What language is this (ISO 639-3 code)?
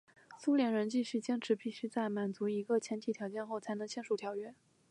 zho